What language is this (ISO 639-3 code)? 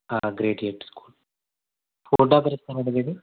tel